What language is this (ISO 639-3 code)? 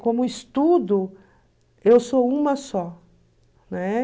por